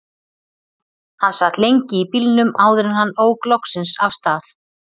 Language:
Icelandic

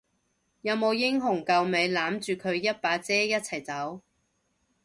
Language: Cantonese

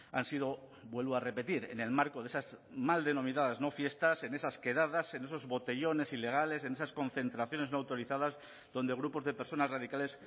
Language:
Spanish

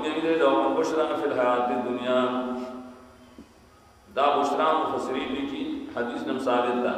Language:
Portuguese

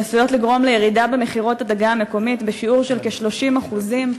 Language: Hebrew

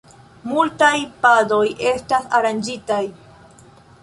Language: Esperanto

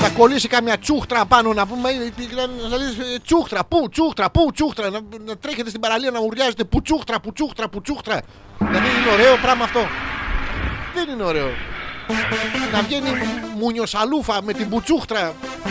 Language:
Greek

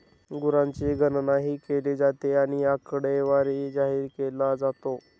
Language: Marathi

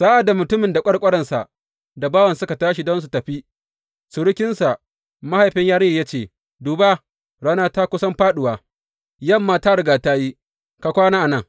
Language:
Hausa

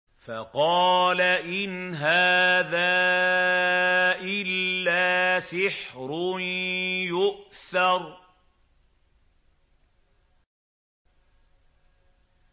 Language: Arabic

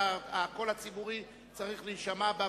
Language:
Hebrew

